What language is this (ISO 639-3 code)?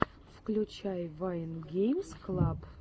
rus